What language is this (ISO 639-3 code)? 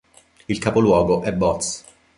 ita